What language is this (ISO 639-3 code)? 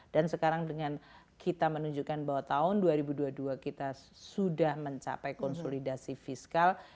ind